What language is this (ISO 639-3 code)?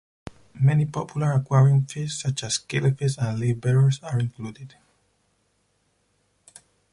eng